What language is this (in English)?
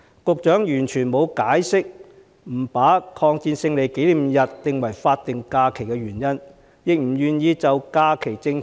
Cantonese